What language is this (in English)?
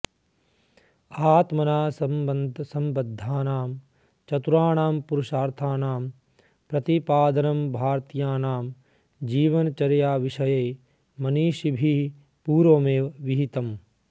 Sanskrit